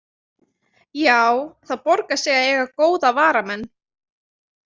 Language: Icelandic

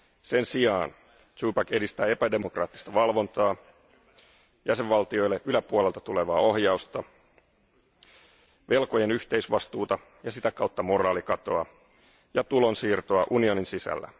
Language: Finnish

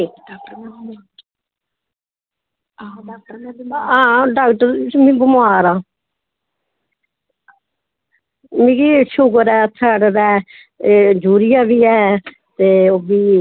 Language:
Dogri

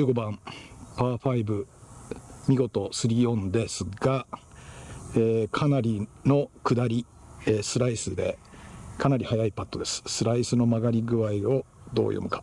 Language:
Japanese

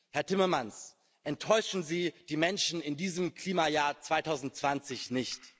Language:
German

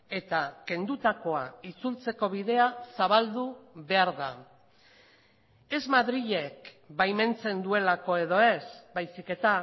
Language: Basque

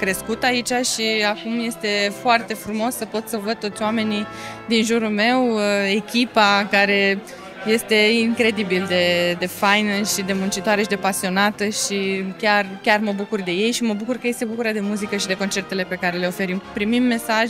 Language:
Romanian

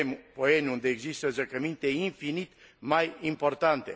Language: Romanian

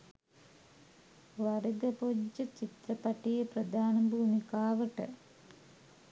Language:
Sinhala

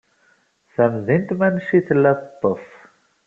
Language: Kabyle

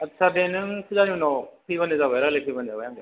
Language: Bodo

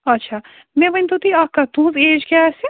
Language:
Kashmiri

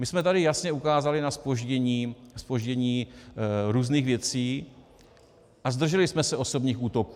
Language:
Czech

